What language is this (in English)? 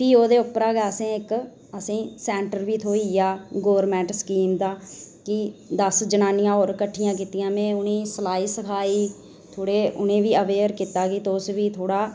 Dogri